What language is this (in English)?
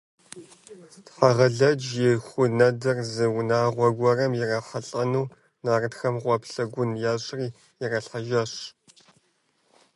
Kabardian